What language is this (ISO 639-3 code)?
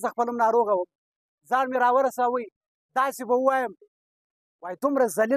fas